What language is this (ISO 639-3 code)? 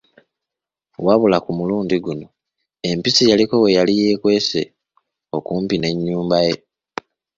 lug